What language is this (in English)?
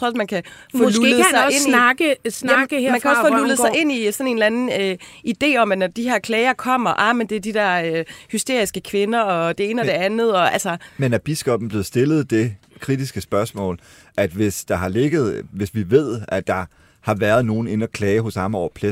Danish